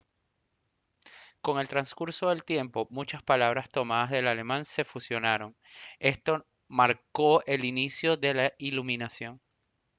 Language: Spanish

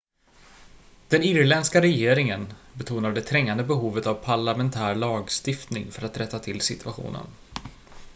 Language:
Swedish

